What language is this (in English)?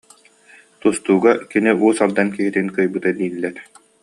Yakut